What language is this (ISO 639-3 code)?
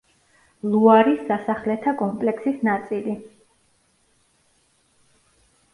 kat